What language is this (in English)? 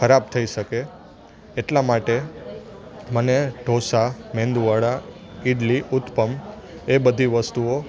Gujarati